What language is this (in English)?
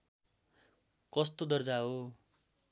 Nepali